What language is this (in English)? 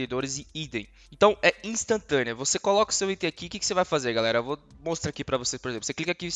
Portuguese